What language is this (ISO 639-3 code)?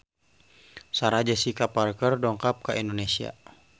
sun